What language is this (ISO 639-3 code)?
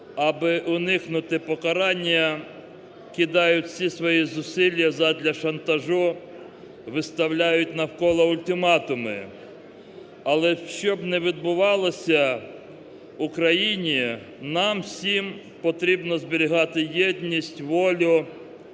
ukr